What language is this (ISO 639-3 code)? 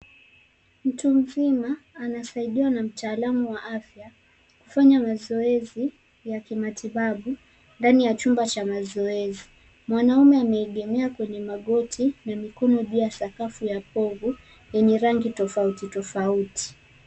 swa